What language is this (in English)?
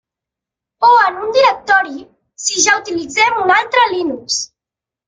Catalan